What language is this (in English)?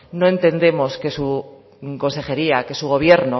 Spanish